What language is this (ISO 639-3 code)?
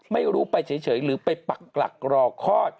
tha